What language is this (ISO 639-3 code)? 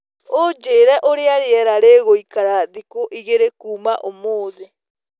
kik